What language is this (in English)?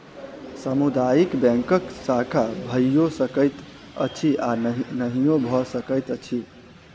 Maithili